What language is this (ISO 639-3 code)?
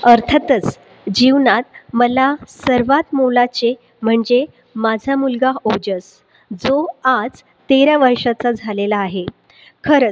mar